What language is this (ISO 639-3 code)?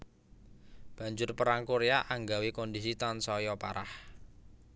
jav